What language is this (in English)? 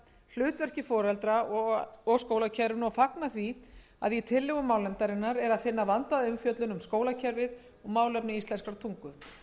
Icelandic